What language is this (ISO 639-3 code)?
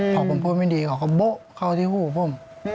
tha